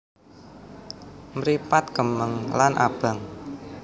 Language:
Javanese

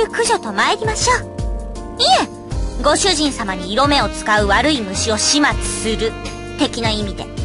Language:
Japanese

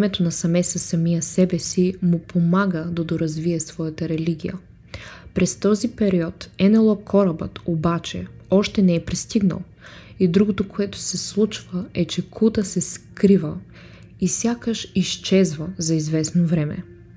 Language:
Bulgarian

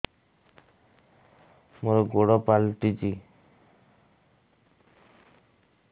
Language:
Odia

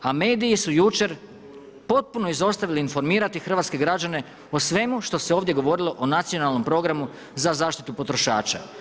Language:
Croatian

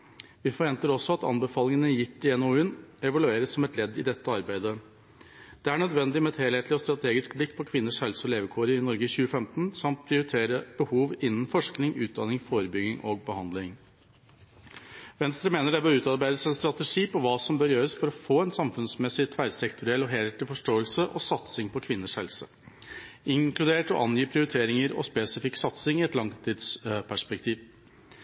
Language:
Norwegian Bokmål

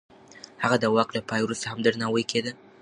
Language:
Pashto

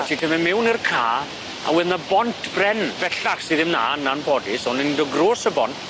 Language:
Welsh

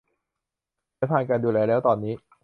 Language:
Thai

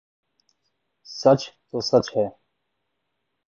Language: Urdu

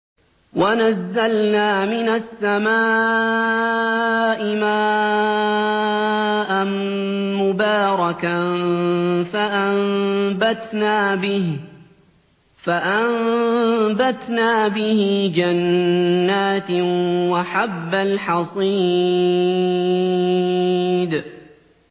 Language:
Arabic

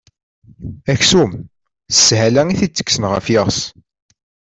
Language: Kabyle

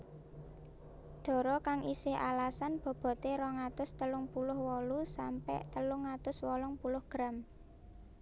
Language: Javanese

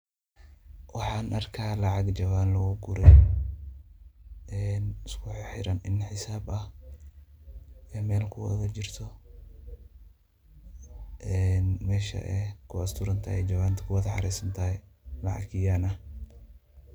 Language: Somali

